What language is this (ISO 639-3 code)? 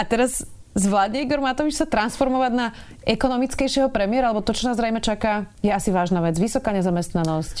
slk